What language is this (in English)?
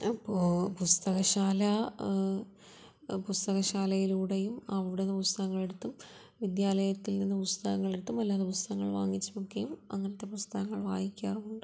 Malayalam